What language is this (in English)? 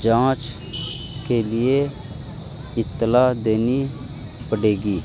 Urdu